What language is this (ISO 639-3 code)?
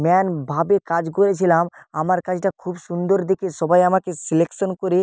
ben